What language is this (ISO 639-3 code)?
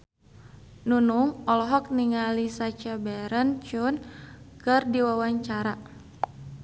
sun